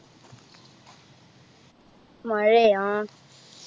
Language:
Malayalam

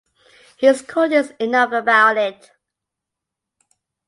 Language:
English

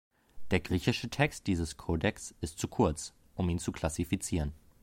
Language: German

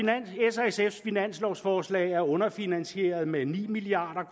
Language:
Danish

